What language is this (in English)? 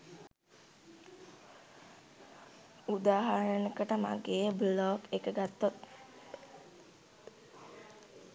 Sinhala